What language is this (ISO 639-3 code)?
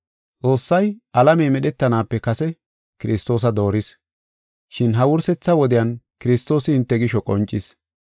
gof